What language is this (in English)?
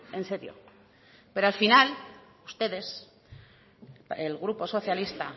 Spanish